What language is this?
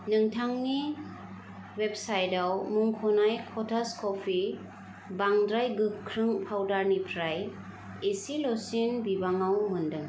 Bodo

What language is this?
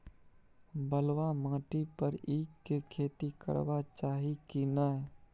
Maithili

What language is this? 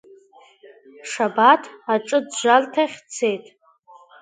Abkhazian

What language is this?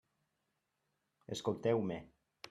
Catalan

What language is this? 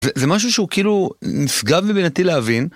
Hebrew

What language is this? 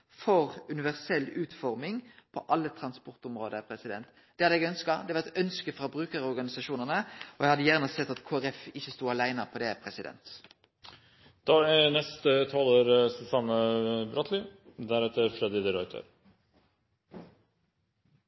Norwegian Nynorsk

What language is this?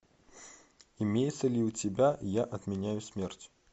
Russian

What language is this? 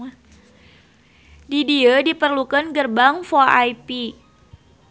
Sundanese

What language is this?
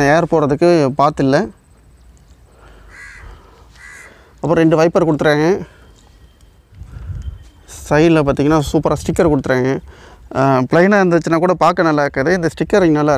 English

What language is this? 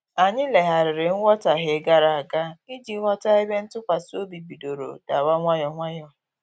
Igbo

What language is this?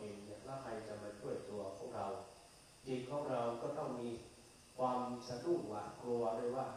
Thai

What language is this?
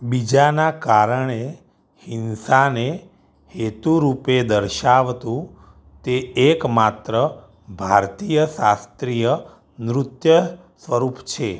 Gujarati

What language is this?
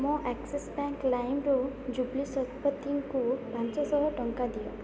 Odia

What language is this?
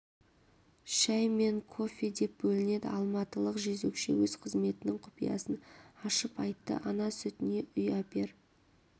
Kazakh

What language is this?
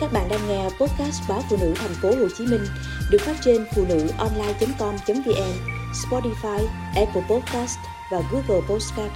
Vietnamese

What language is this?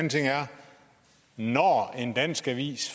Danish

